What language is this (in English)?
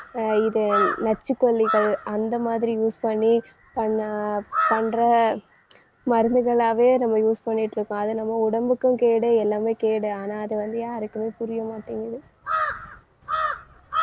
Tamil